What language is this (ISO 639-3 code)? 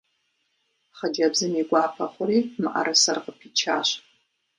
kbd